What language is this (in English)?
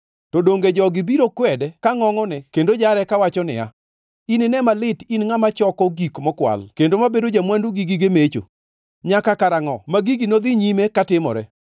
Luo (Kenya and Tanzania)